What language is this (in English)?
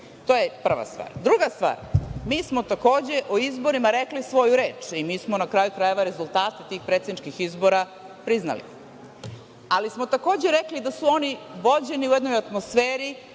Serbian